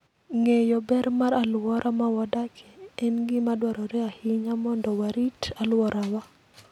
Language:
Luo (Kenya and Tanzania)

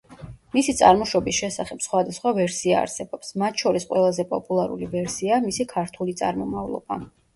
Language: Georgian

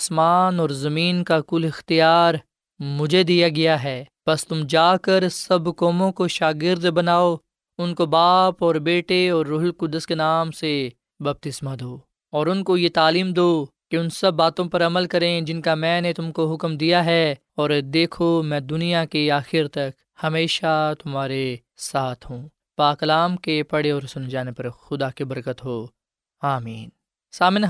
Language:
Urdu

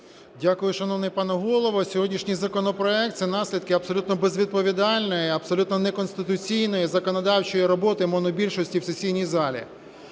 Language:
Ukrainian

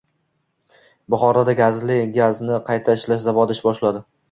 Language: Uzbek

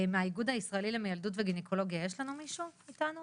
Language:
Hebrew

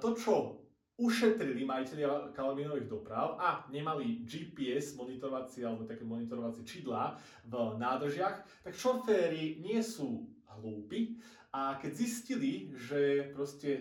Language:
Slovak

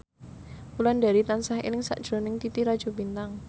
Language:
Javanese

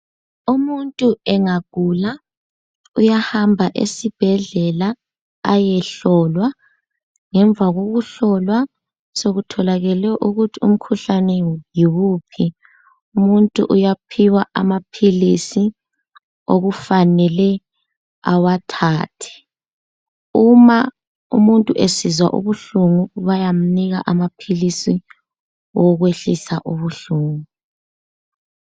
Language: North Ndebele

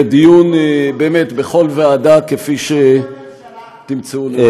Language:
Hebrew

